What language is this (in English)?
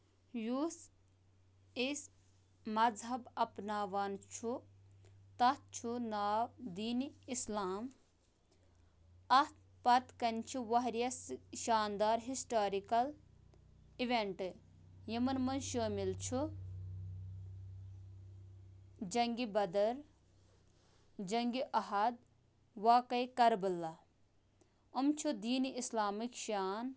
Kashmiri